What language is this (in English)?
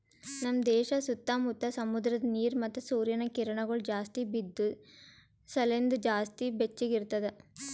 Kannada